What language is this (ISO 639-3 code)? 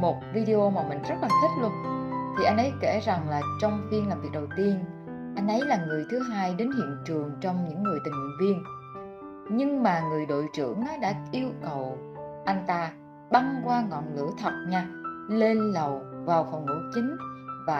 vie